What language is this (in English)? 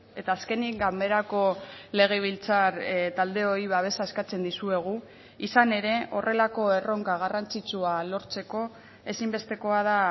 Basque